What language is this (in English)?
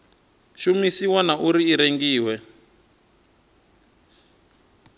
Venda